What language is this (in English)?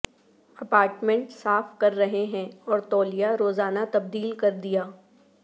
Urdu